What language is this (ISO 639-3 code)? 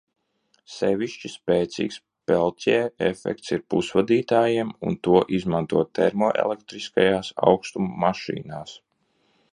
lav